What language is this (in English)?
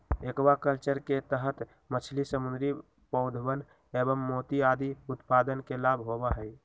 Magahi